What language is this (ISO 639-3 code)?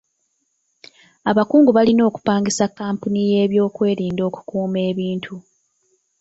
lug